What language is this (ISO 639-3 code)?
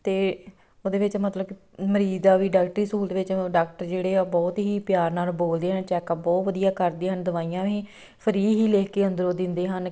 pan